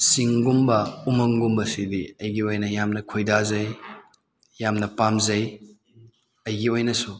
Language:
Manipuri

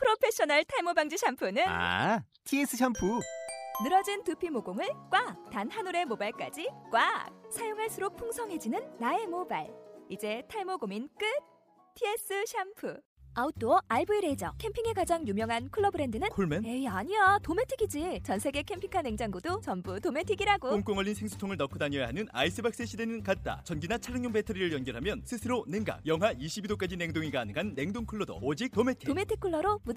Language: Korean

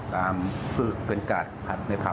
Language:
Thai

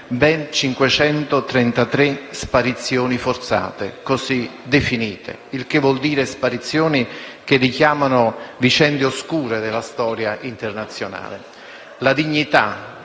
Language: Italian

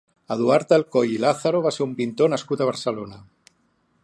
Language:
Catalan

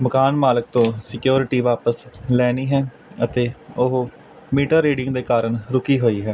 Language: Punjabi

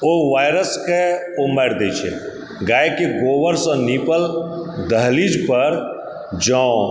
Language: Maithili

